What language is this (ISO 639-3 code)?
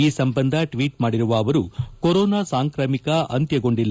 kan